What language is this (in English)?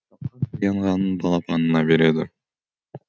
Kazakh